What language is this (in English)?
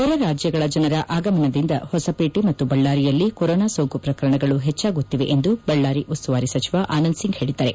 Kannada